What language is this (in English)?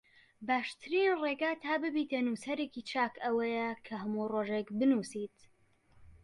Central Kurdish